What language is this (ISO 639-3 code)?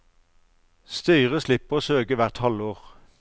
nor